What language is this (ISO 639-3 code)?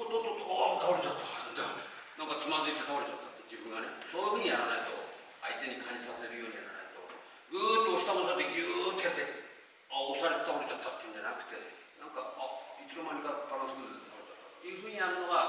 jpn